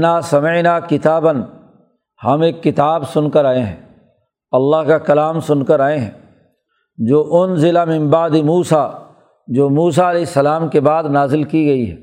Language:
Urdu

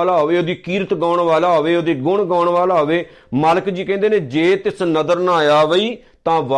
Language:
Punjabi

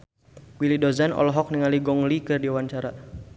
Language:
Sundanese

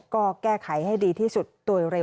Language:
Thai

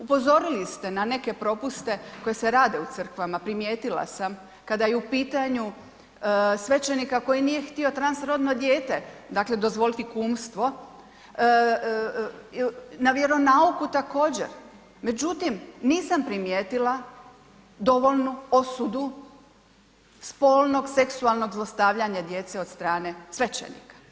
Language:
Croatian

